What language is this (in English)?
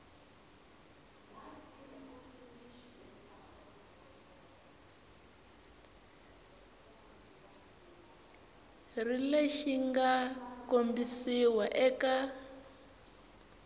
Tsonga